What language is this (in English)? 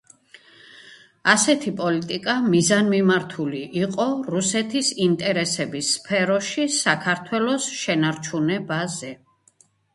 Georgian